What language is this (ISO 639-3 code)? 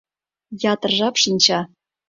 chm